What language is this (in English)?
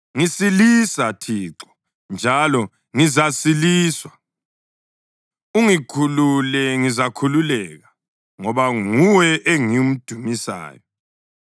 North Ndebele